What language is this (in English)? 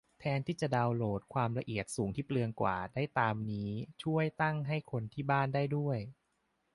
Thai